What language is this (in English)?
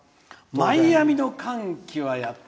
Japanese